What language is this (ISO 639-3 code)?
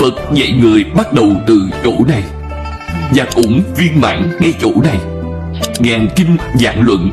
vie